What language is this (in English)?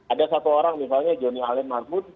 Indonesian